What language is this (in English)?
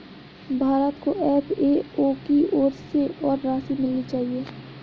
Hindi